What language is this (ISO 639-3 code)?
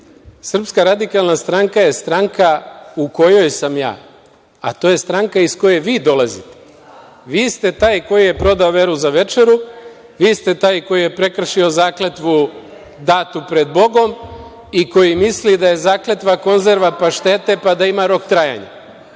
srp